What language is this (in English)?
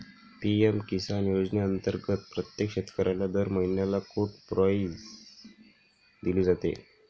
Marathi